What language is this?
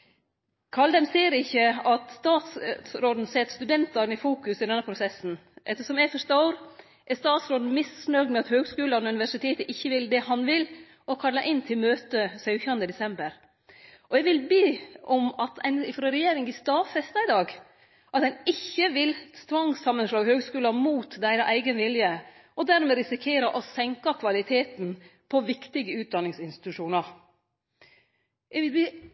Norwegian Nynorsk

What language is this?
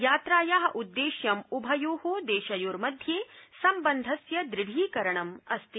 Sanskrit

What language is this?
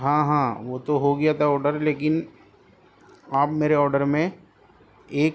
Urdu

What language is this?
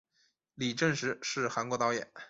Chinese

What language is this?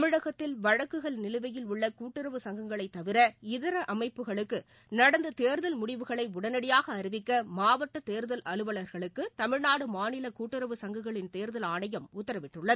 Tamil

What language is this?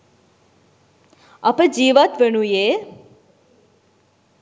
Sinhala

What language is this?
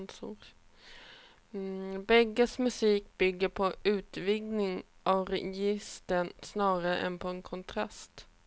Swedish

